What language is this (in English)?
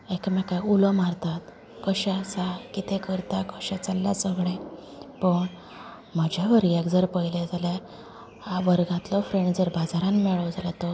Konkani